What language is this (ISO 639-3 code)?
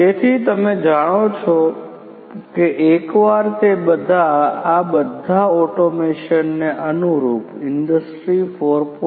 guj